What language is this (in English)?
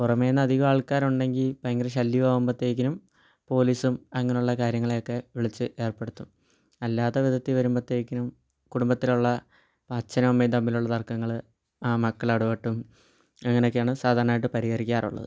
Malayalam